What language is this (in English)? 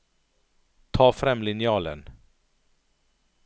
Norwegian